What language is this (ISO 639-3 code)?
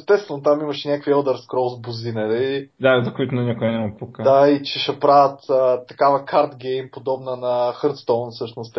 bul